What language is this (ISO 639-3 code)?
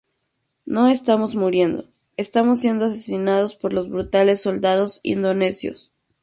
spa